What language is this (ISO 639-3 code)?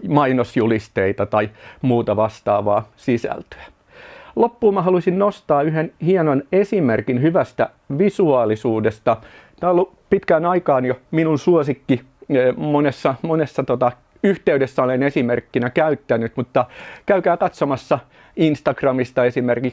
fin